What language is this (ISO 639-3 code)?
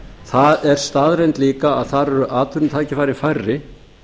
isl